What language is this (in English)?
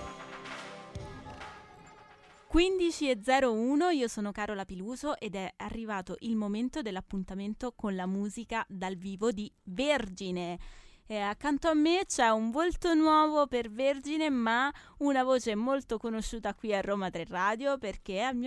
Italian